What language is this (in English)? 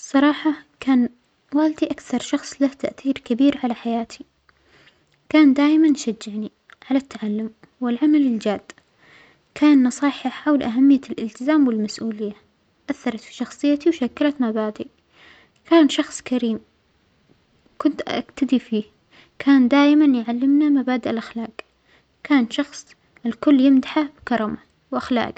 Omani Arabic